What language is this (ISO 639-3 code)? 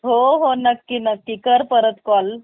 mar